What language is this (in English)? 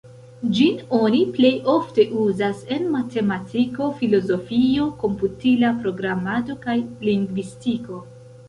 Esperanto